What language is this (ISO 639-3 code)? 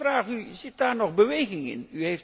nld